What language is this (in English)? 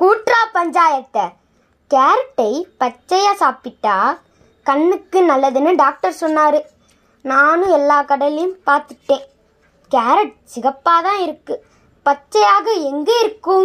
Tamil